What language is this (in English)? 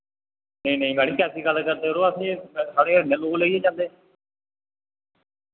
Dogri